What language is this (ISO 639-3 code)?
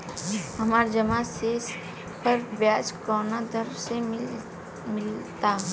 bho